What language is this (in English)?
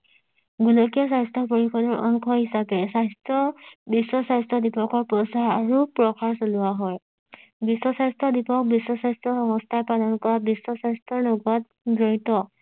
Assamese